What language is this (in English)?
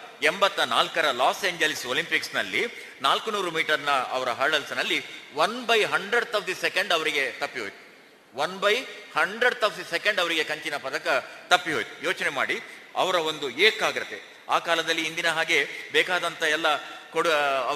Kannada